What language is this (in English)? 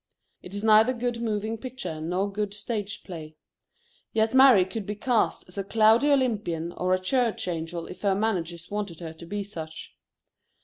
English